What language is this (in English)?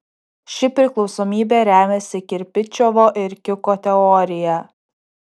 Lithuanian